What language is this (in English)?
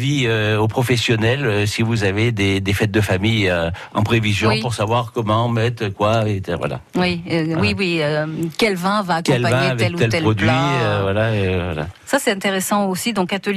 French